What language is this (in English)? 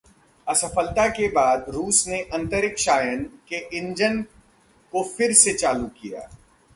Hindi